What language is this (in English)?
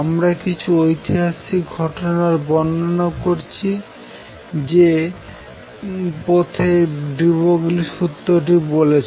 Bangla